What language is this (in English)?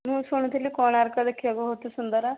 Odia